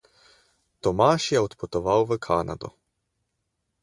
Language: Slovenian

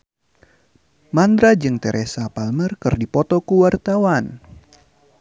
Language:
Sundanese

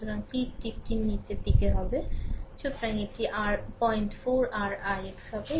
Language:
Bangla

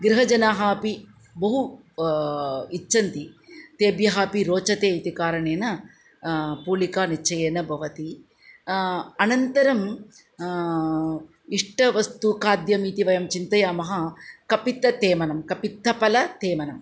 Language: Sanskrit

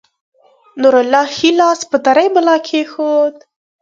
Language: Pashto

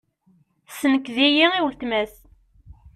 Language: Kabyle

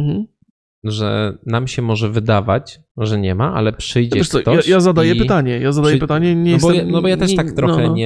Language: Polish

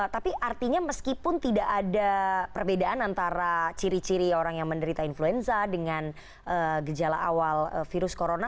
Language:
Indonesian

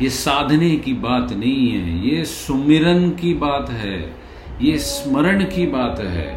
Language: Hindi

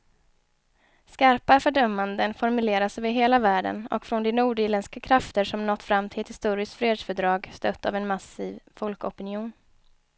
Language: Swedish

